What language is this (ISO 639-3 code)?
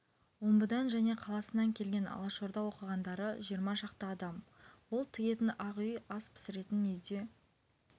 kaz